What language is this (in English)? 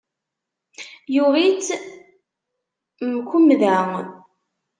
Kabyle